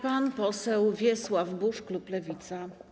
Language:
Polish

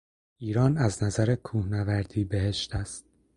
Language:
Persian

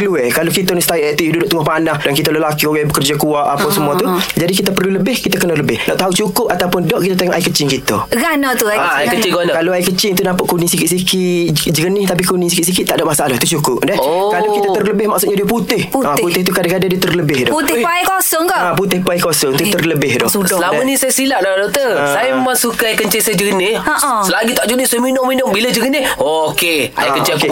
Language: Malay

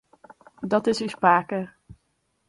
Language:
Western Frisian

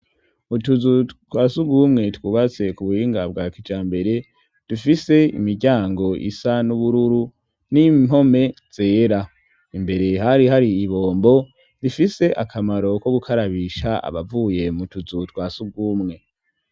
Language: Rundi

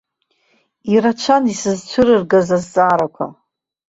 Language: Abkhazian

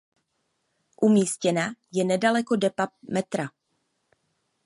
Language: Czech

